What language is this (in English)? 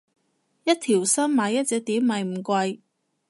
Cantonese